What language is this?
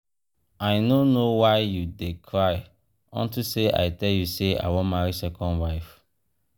Nigerian Pidgin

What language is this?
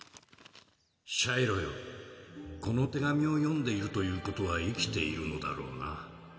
Japanese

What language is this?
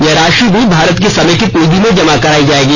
Hindi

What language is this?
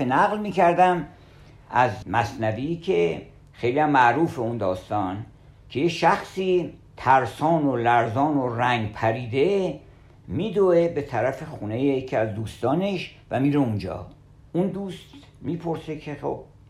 Persian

